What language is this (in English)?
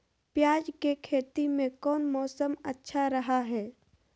Magahi